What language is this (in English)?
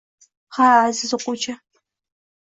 Uzbek